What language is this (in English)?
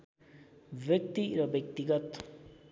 Nepali